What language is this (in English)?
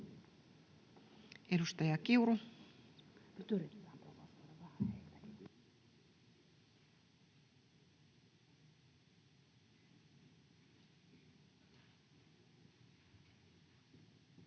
Finnish